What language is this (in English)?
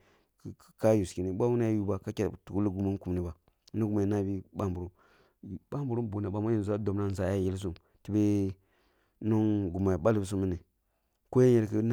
Kulung (Nigeria)